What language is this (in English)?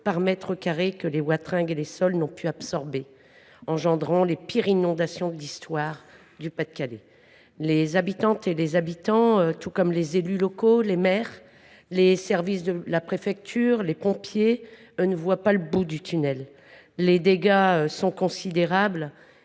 French